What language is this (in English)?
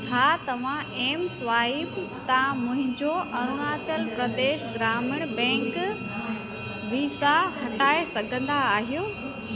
Sindhi